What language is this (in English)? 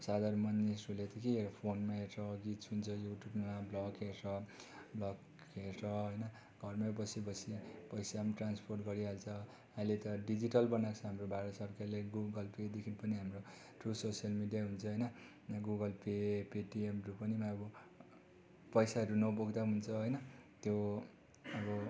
Nepali